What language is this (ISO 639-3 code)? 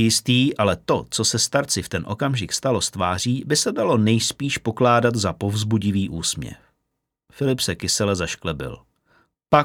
ces